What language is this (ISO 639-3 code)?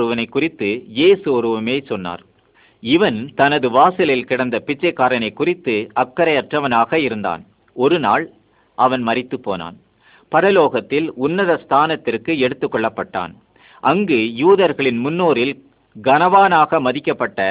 msa